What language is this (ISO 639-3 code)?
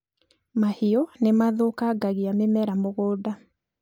kik